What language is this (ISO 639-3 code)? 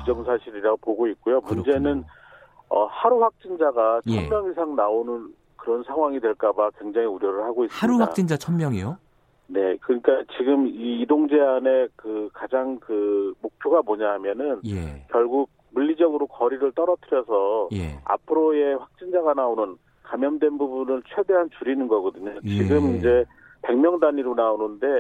kor